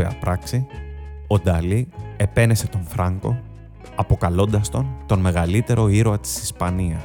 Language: Greek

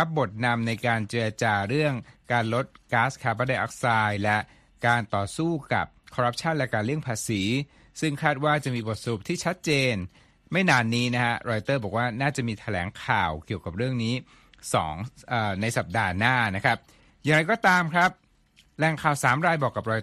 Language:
Thai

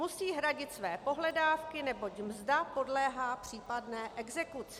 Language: Czech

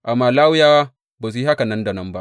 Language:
Hausa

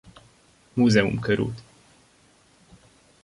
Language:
Hungarian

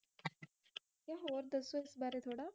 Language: Punjabi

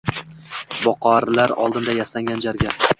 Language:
Uzbek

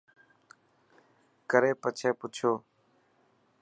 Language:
Dhatki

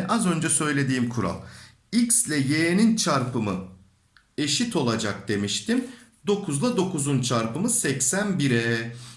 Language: Turkish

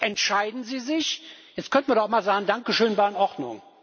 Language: German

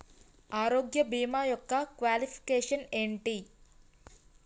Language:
Telugu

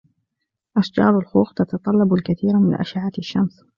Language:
Arabic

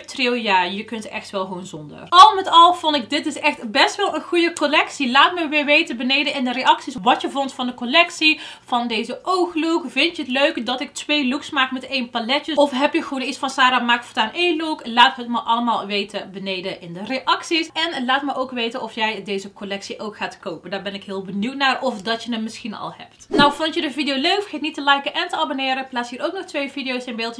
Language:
Dutch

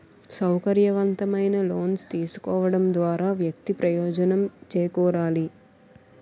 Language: Telugu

